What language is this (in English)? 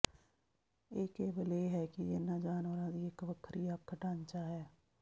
Punjabi